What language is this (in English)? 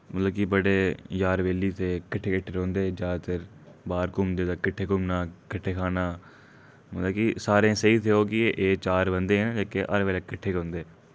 Dogri